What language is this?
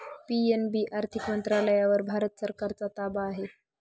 Marathi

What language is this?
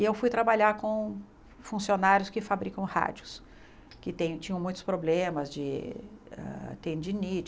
Portuguese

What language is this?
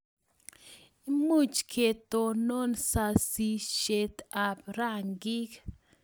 Kalenjin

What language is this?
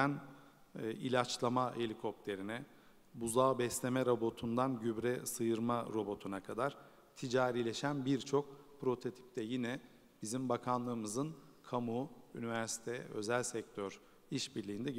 Turkish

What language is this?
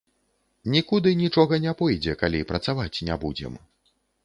Belarusian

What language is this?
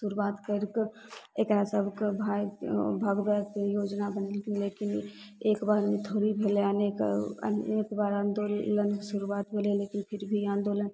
Maithili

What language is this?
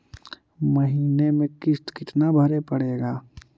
Magahi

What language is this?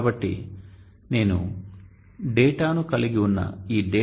Telugu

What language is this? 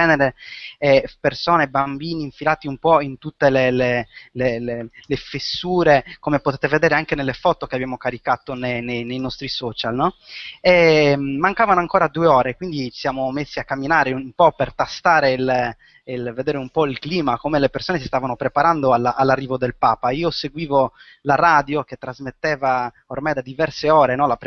Italian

